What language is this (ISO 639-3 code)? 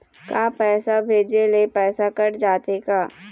hne